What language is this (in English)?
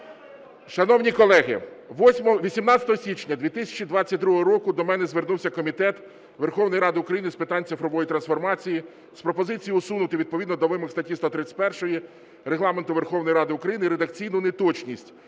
Ukrainian